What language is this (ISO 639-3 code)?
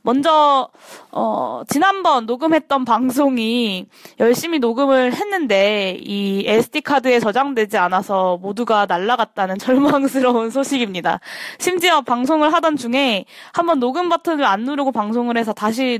kor